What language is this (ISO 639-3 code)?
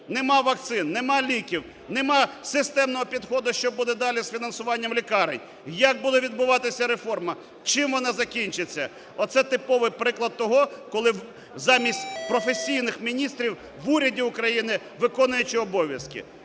ukr